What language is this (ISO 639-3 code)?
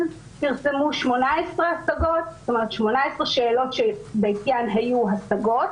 heb